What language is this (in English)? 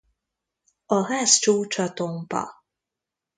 Hungarian